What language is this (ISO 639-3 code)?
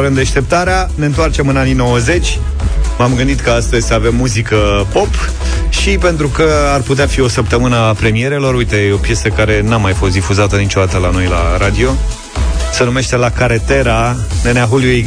ron